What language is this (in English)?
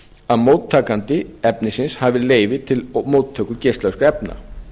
Icelandic